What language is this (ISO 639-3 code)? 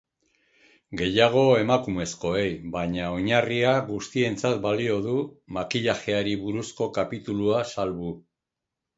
eus